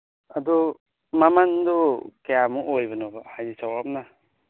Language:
Manipuri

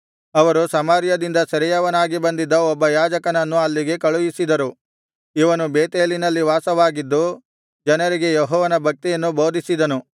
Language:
Kannada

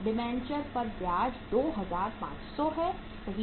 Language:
Hindi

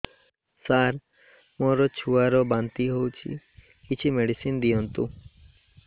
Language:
Odia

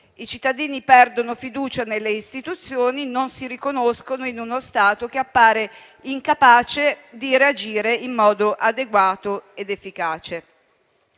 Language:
Italian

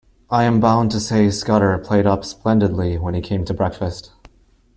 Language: English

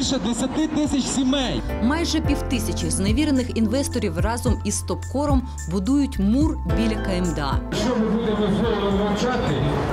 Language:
Ukrainian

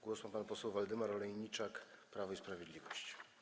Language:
Polish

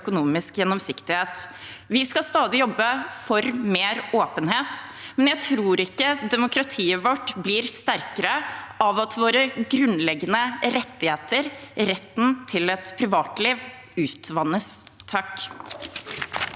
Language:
Norwegian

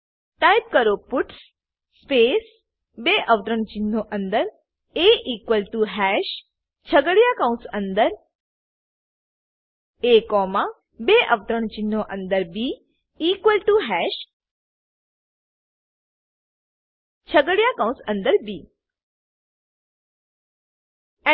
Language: Gujarati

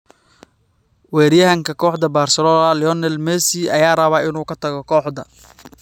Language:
Somali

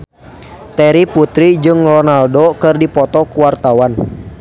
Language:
Sundanese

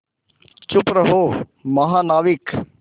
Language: Hindi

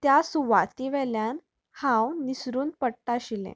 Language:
Konkani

